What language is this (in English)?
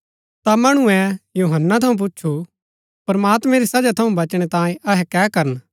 Gaddi